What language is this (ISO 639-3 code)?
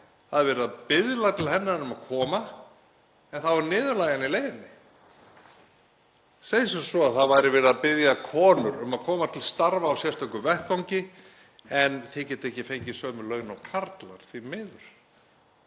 isl